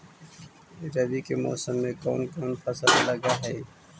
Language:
Magahi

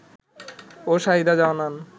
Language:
Bangla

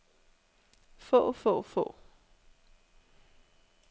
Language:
Danish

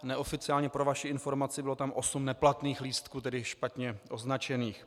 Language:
Czech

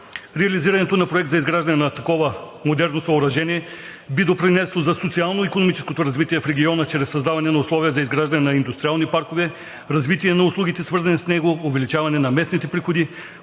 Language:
Bulgarian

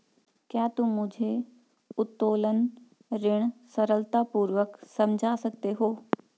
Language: Hindi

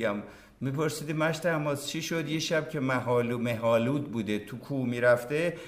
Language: Persian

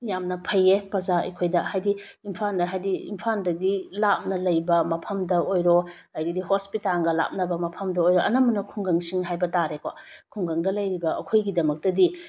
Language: Manipuri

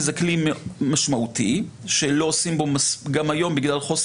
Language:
Hebrew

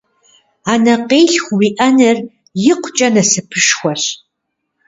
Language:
Kabardian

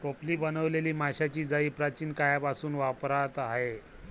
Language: Marathi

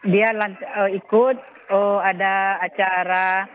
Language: Indonesian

